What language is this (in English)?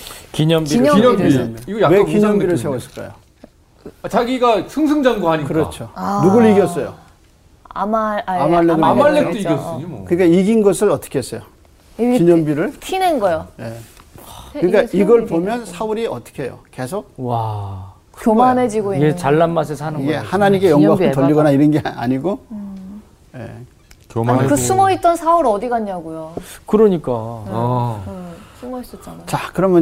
Korean